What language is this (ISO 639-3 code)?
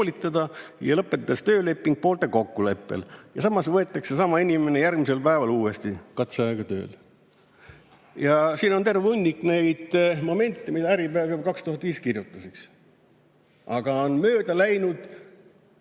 est